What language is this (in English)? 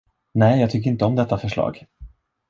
Swedish